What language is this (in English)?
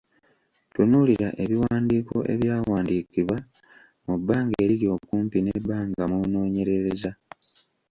Ganda